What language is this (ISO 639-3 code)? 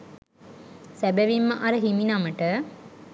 sin